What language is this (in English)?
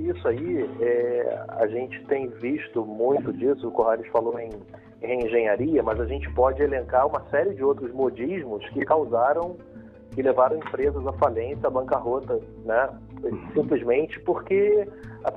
Portuguese